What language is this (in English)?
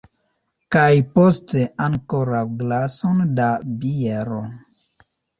Esperanto